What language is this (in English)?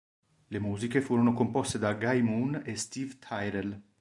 Italian